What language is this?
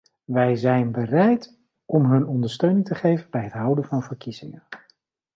Dutch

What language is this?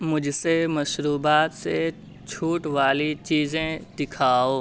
Urdu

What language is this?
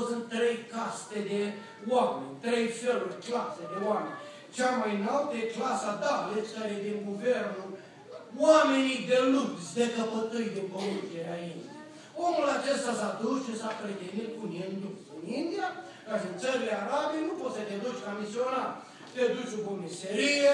Romanian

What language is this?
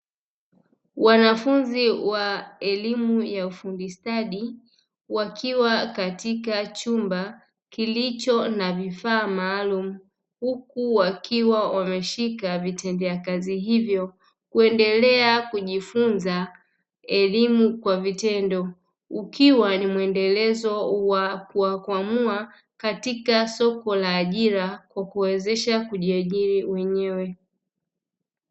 Swahili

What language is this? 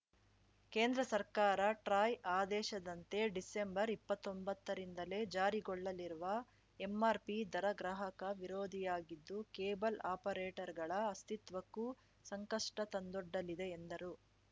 Kannada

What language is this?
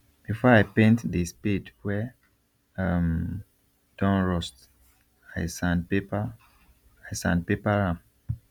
Nigerian Pidgin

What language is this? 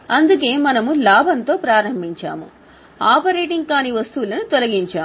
Telugu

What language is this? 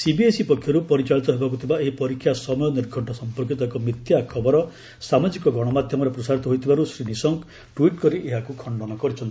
Odia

